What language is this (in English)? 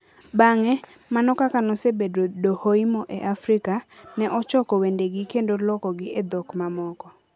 Luo (Kenya and Tanzania)